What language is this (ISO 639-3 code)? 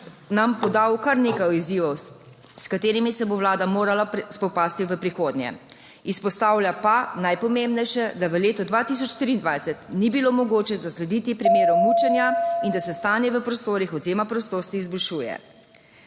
slv